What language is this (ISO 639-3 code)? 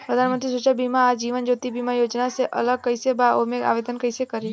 bho